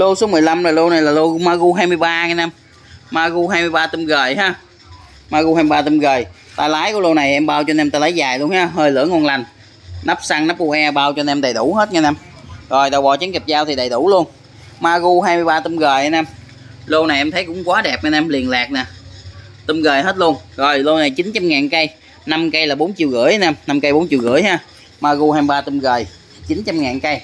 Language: Vietnamese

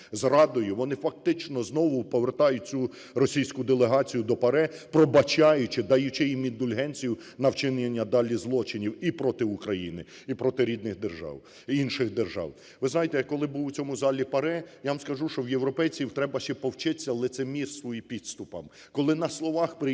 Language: Ukrainian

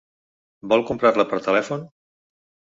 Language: Catalan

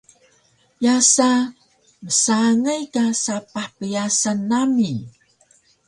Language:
Taroko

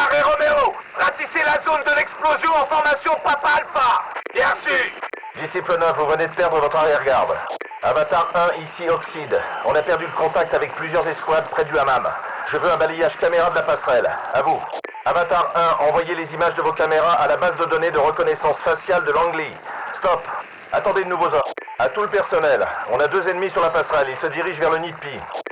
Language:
French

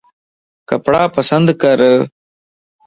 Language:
Lasi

